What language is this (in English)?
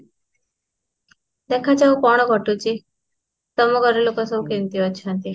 Odia